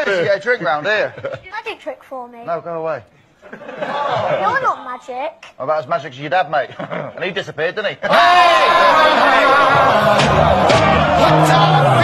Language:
Portuguese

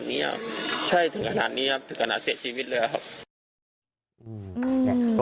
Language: Thai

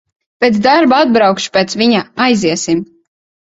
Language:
Latvian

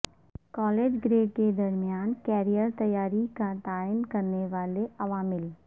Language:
Urdu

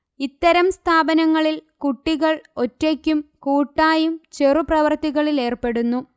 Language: Malayalam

